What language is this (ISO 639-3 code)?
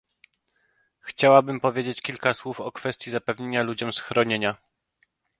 pol